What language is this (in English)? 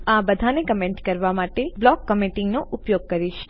Gujarati